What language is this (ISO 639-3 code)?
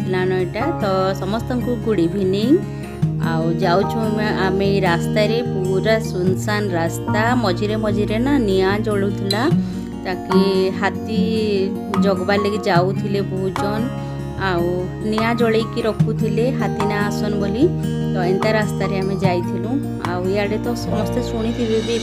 hin